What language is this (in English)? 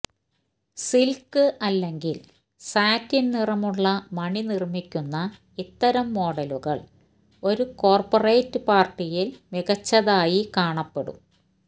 Malayalam